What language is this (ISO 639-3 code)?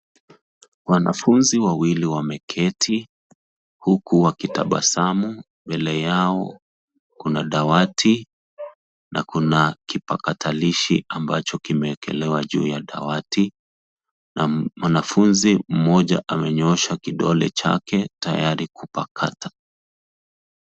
swa